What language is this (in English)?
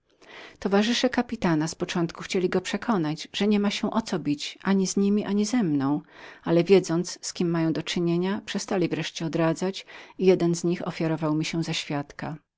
Polish